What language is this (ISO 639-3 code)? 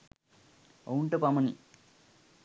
sin